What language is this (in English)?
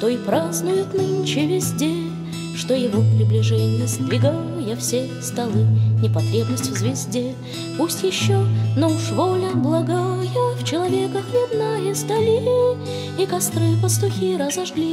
Russian